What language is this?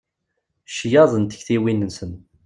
Kabyle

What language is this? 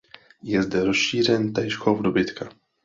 Czech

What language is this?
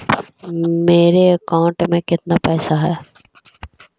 Magahi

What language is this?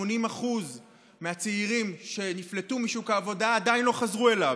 Hebrew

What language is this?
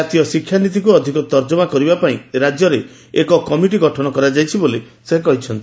Odia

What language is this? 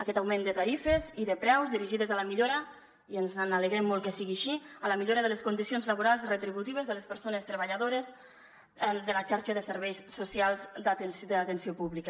Catalan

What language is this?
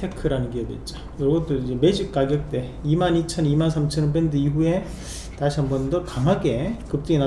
Korean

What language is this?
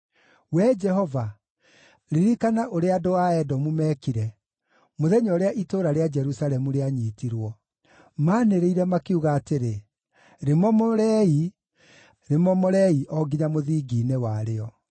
Kikuyu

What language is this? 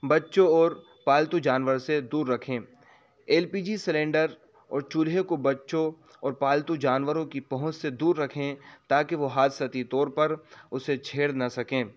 Urdu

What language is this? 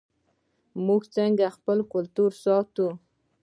Pashto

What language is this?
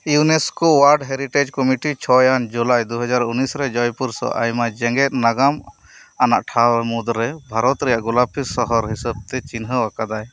Santali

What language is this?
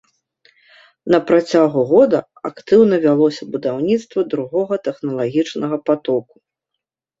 Belarusian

